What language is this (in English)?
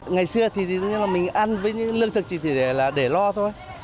Vietnamese